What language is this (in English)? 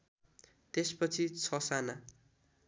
Nepali